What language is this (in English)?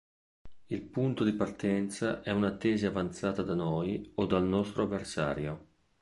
Italian